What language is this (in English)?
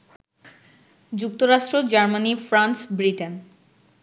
Bangla